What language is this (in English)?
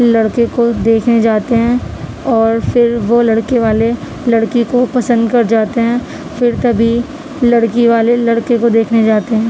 Urdu